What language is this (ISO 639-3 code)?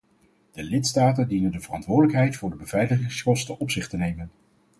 nld